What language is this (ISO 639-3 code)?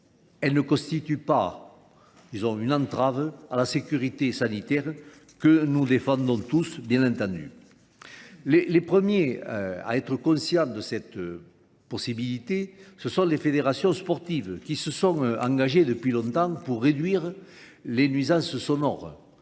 fra